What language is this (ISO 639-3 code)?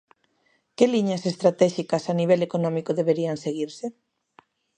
glg